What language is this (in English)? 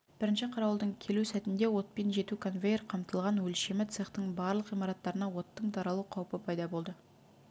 Kazakh